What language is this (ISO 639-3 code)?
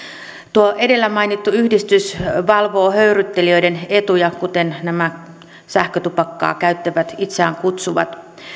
fin